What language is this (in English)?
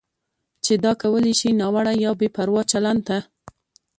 Pashto